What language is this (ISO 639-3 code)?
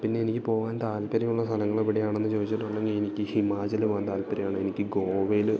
mal